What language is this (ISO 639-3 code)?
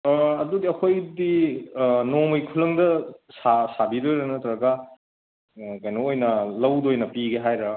mni